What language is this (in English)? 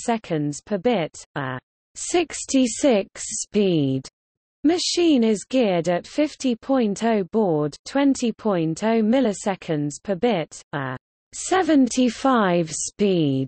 English